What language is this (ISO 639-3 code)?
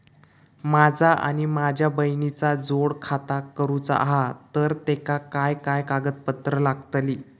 mar